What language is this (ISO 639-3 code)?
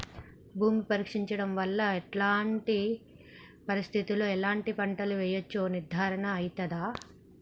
tel